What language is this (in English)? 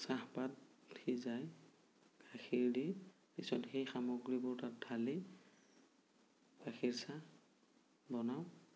Assamese